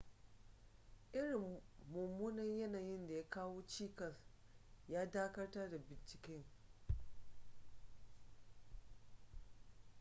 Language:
Hausa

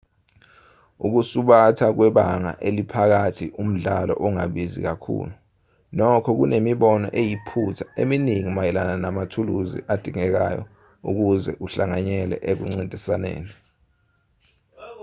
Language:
Zulu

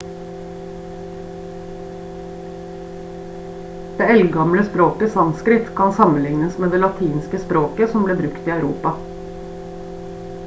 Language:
Norwegian Bokmål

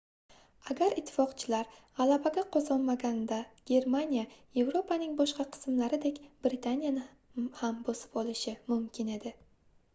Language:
Uzbek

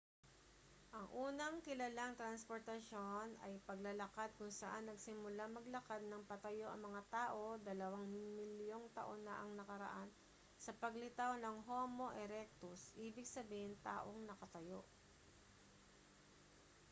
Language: Filipino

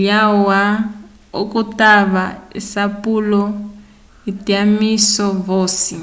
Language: Umbundu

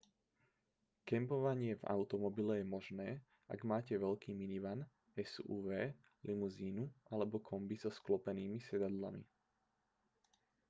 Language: Slovak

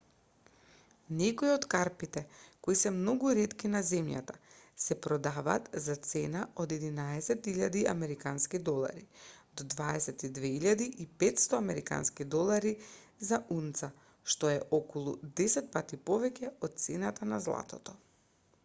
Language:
Macedonian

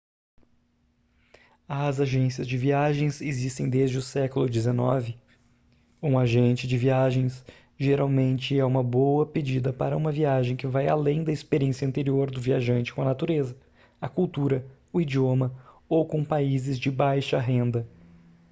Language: Portuguese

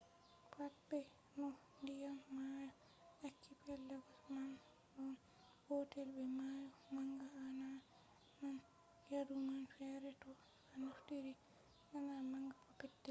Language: Fula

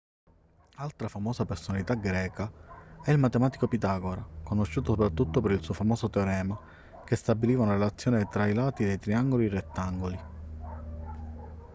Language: Italian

